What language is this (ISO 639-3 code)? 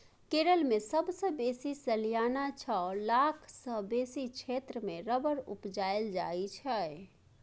mai